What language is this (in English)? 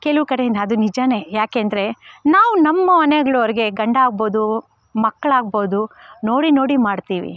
Kannada